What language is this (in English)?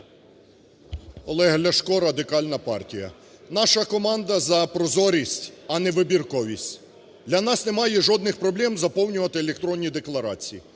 Ukrainian